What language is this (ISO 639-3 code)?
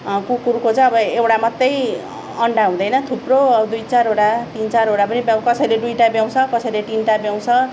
nep